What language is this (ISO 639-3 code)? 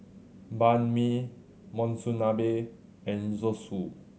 eng